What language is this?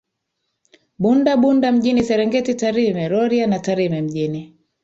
Swahili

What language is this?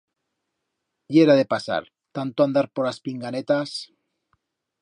Aragonese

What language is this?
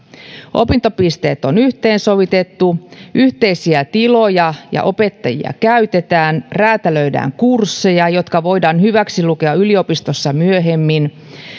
Finnish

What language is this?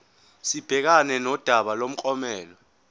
Zulu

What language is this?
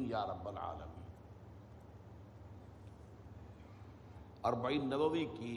Urdu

